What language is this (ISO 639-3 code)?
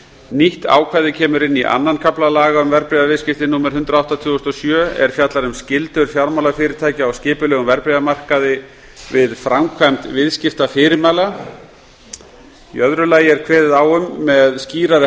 isl